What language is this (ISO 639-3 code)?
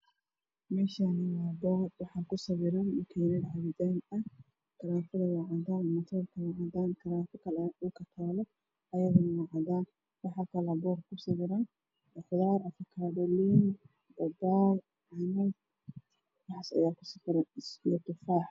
som